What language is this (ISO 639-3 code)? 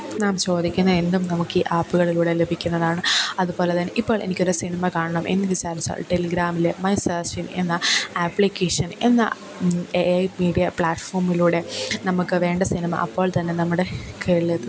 mal